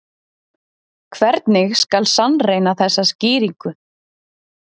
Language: Icelandic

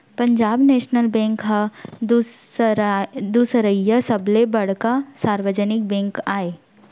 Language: Chhattisgarhi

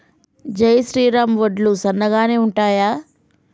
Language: Telugu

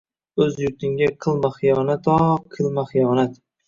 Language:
Uzbek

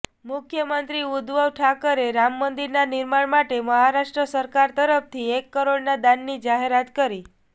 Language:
Gujarati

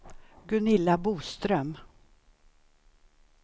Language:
Swedish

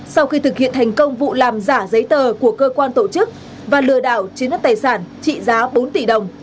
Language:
Vietnamese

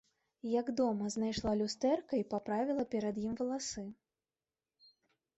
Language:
Belarusian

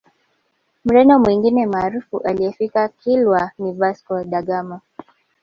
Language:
Swahili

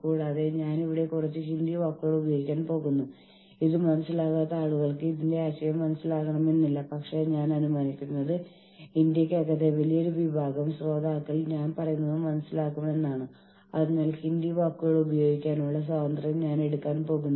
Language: Malayalam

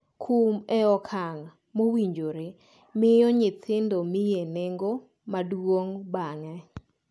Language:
Luo (Kenya and Tanzania)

